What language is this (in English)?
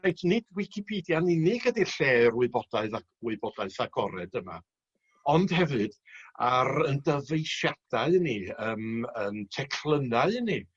Welsh